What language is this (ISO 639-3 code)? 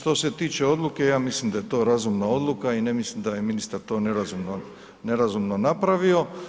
hrv